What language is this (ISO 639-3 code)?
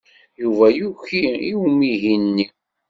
kab